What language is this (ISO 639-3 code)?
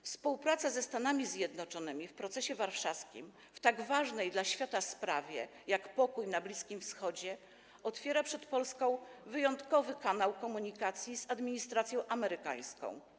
pol